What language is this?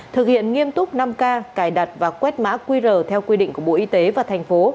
Vietnamese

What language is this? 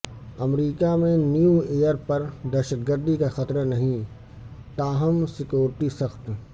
Urdu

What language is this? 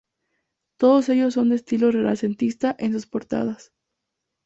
Spanish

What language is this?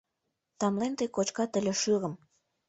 Mari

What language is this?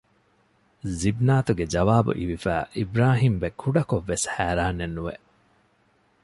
Divehi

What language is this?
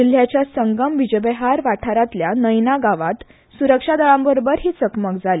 Konkani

